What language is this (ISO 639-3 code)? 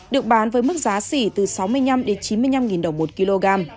vie